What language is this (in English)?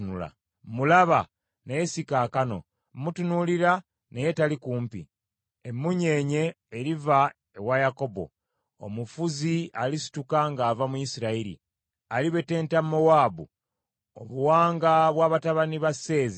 Ganda